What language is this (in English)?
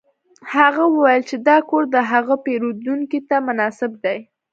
Pashto